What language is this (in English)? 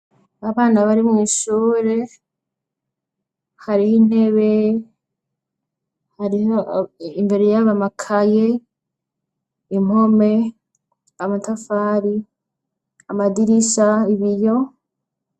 Rundi